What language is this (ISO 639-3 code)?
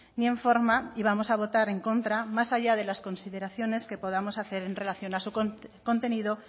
spa